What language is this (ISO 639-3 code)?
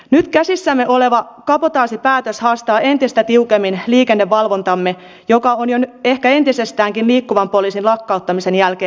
fin